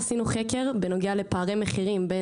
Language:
Hebrew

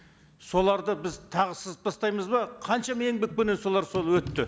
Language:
Kazakh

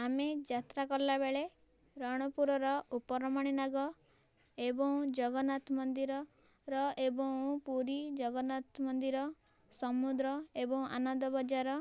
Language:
Odia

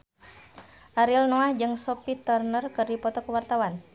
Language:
Sundanese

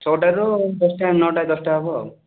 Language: Odia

